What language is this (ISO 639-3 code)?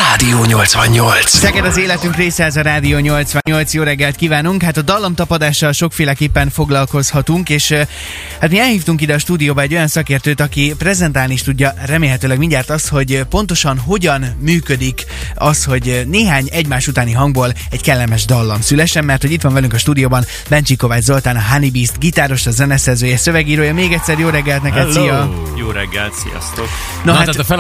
hun